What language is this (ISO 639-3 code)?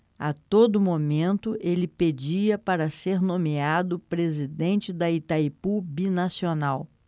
por